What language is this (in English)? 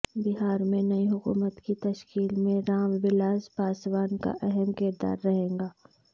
Urdu